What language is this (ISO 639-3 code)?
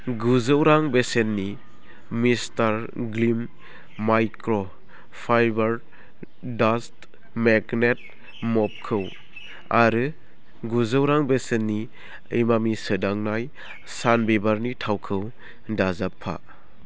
brx